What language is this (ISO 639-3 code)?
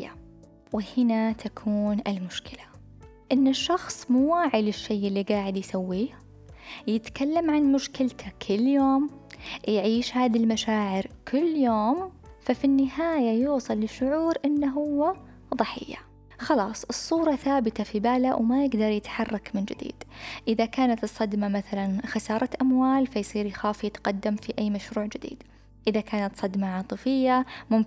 ara